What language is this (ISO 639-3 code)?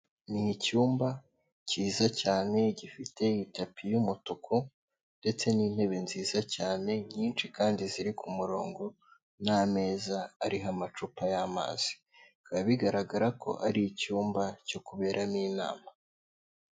kin